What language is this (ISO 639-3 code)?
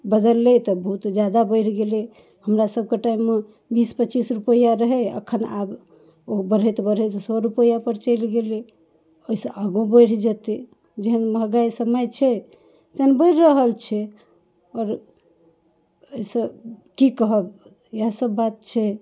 mai